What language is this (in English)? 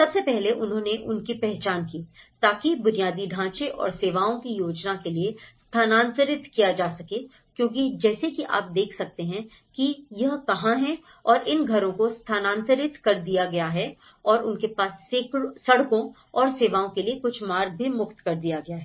Hindi